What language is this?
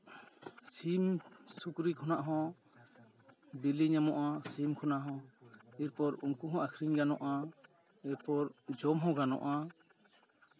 Santali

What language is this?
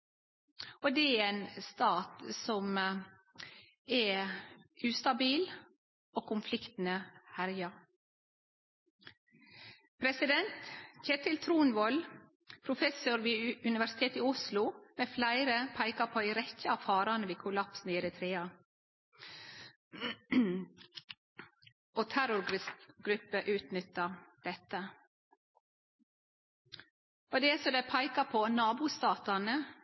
Norwegian Nynorsk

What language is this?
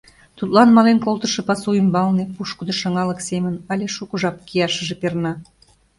Mari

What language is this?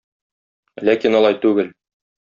Tatar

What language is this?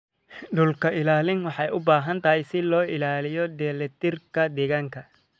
Somali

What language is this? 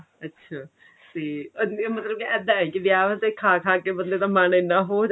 Punjabi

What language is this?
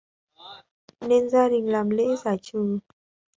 Vietnamese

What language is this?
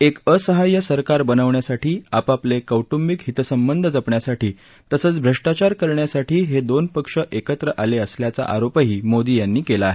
Marathi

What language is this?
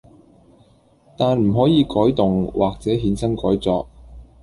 Cantonese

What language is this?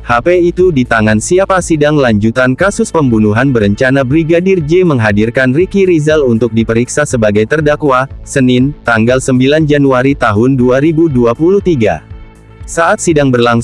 Indonesian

